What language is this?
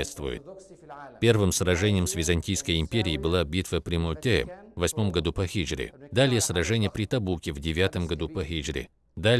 Russian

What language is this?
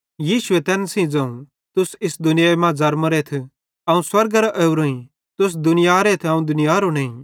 Bhadrawahi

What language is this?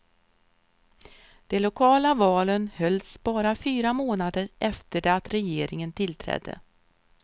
Swedish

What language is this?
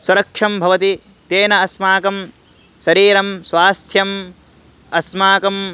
Sanskrit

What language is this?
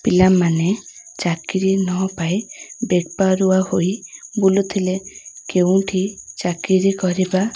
Odia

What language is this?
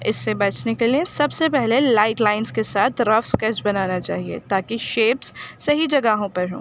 Urdu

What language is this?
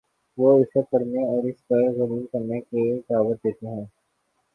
Urdu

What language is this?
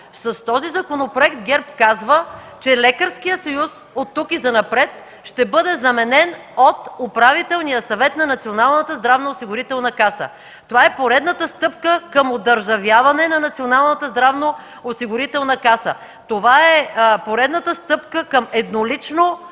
Bulgarian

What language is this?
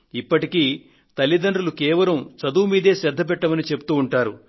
Telugu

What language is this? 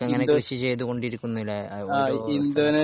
Malayalam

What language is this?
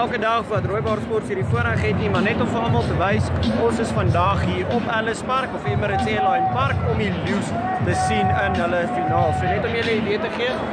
Dutch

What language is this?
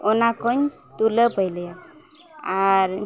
Santali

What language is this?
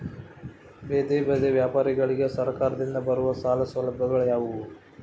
Kannada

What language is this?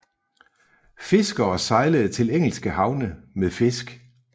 Danish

